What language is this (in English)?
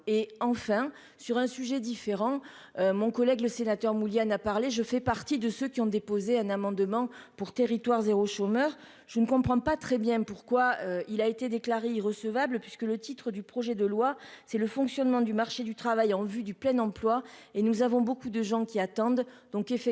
French